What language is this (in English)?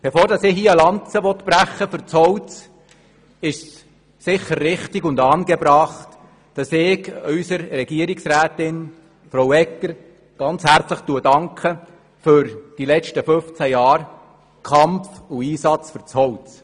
Swiss German